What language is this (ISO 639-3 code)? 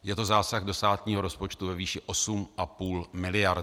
ces